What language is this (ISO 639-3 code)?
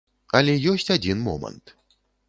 bel